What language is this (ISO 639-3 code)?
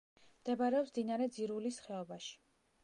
kat